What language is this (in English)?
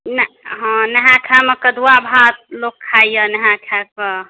Maithili